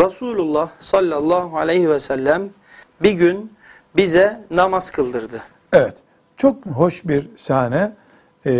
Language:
Turkish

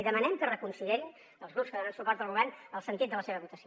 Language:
Catalan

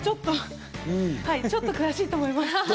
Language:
Japanese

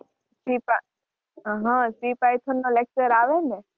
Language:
Gujarati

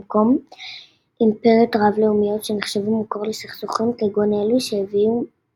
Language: Hebrew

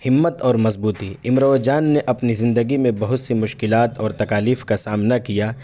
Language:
Urdu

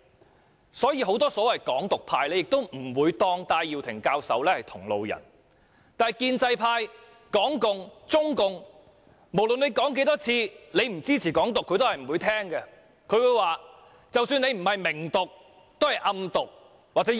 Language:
Cantonese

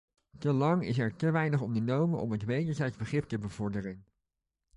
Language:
Dutch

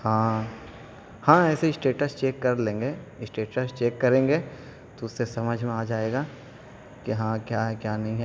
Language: Urdu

